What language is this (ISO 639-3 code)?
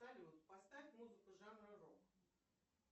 rus